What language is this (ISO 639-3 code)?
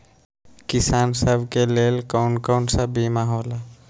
mag